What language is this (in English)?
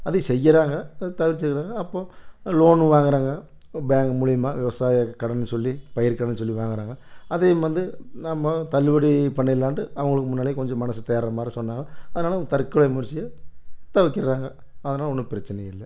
Tamil